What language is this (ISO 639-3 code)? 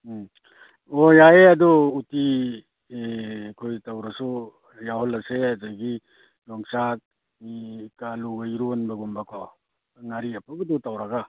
mni